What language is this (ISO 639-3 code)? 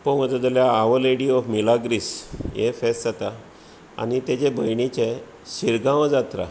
kok